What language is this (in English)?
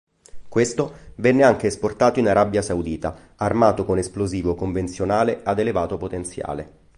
Italian